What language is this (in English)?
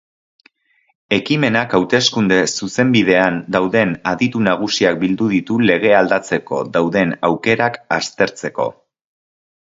Basque